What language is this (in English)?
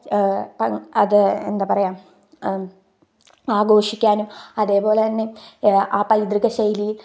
Malayalam